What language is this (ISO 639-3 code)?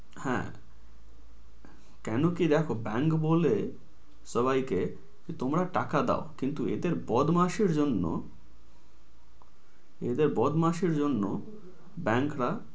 ben